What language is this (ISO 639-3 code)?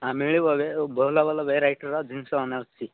ori